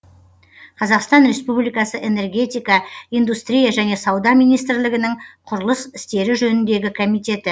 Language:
Kazakh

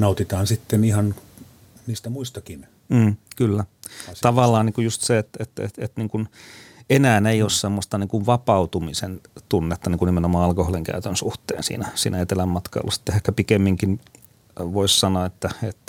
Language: Finnish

